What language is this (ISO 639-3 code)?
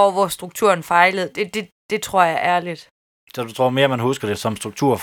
dan